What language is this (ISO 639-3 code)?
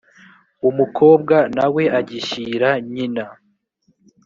kin